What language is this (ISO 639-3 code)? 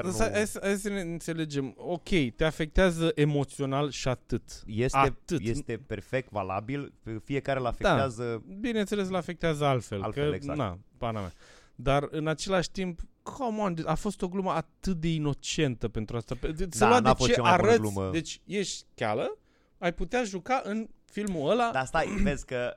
ron